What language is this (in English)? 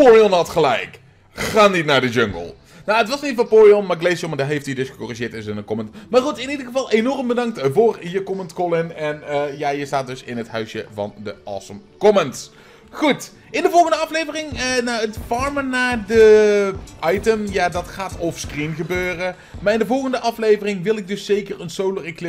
Dutch